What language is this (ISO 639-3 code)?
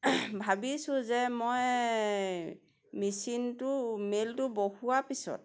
asm